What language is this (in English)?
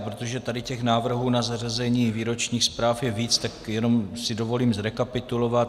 Czech